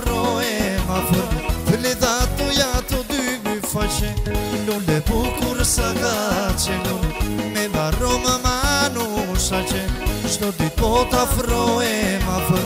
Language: Romanian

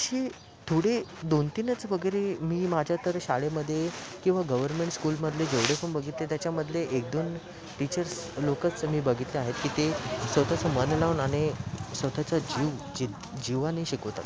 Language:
Marathi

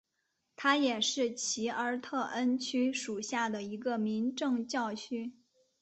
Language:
Chinese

